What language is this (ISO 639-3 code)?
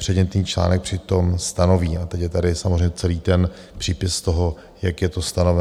ces